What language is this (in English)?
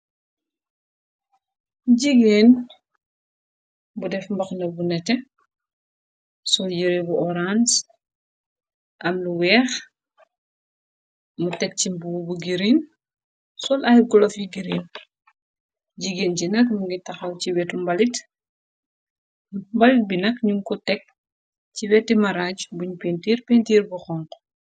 Wolof